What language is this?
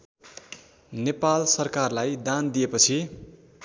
Nepali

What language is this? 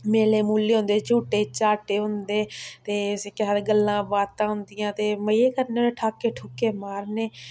Dogri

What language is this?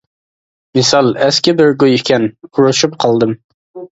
Uyghur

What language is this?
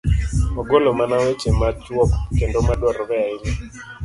Luo (Kenya and Tanzania)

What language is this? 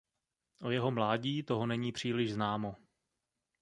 Czech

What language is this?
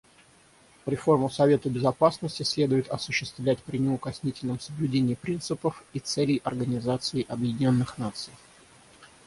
Russian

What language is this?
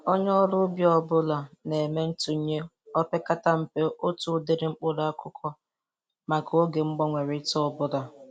Igbo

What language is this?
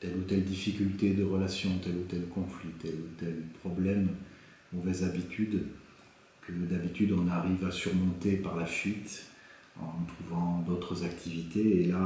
French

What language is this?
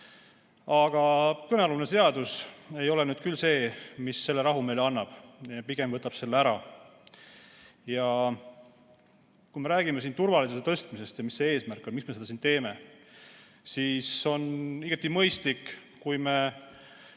Estonian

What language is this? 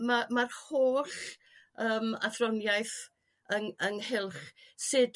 Welsh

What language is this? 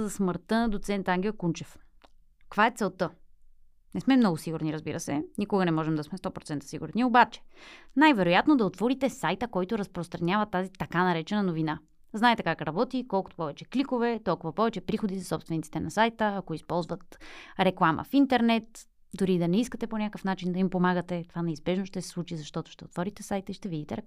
Bulgarian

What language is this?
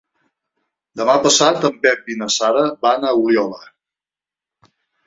Catalan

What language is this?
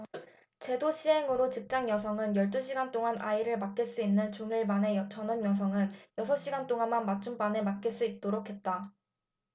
Korean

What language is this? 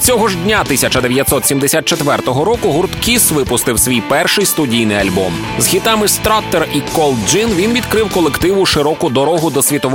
Ukrainian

